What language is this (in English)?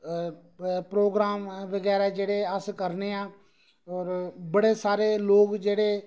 Dogri